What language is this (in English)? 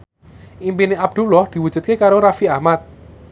Javanese